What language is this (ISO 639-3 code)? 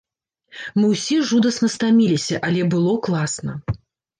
bel